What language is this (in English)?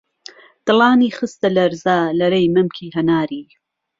Central Kurdish